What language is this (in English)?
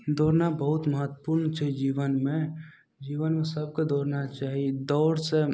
Maithili